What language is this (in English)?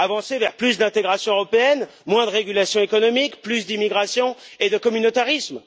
French